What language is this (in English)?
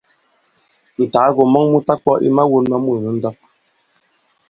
Bankon